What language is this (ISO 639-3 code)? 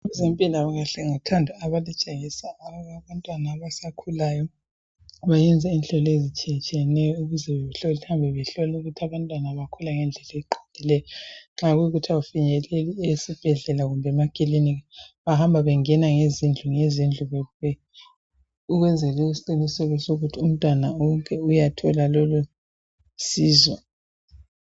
nde